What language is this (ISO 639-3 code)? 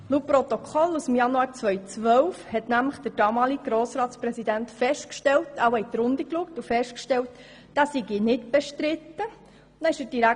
gsw